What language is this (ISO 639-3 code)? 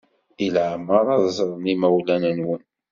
kab